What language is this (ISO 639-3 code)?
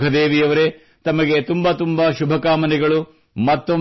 kan